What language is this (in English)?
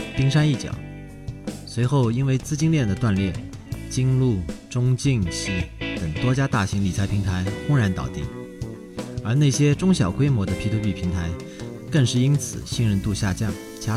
Chinese